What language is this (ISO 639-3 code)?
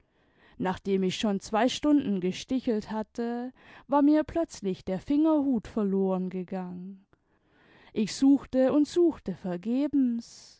deu